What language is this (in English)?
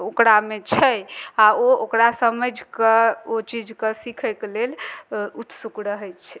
Maithili